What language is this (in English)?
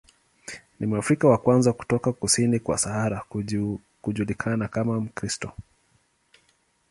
Swahili